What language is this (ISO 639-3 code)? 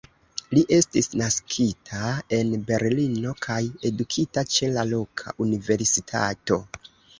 epo